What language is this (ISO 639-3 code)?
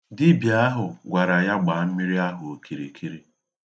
ibo